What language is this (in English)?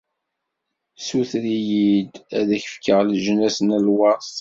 Kabyle